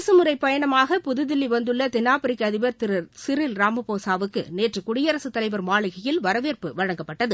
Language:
Tamil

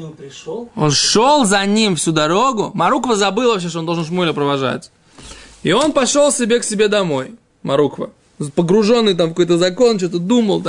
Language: Russian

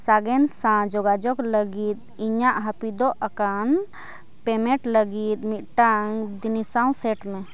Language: Santali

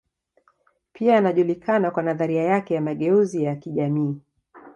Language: Swahili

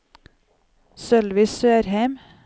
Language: Norwegian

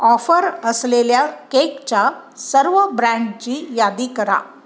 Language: Marathi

